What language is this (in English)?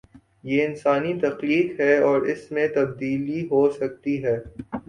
Urdu